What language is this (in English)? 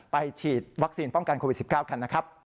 Thai